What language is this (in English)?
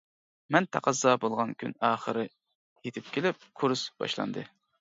Uyghur